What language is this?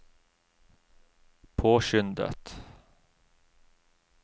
Norwegian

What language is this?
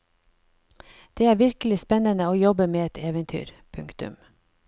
Norwegian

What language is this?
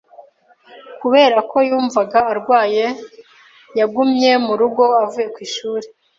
Kinyarwanda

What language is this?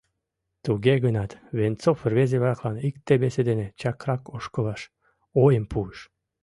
Mari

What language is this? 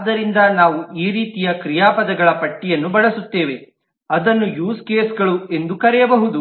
Kannada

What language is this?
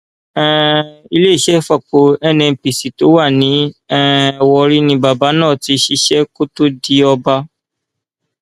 Yoruba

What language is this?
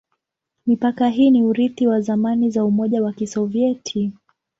Swahili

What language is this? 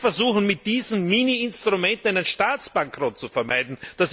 German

